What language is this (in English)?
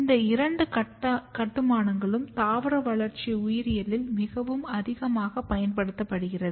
Tamil